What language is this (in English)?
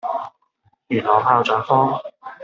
Cantonese